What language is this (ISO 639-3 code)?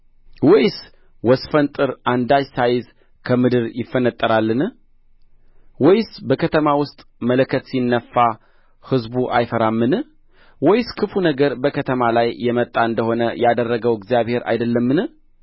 amh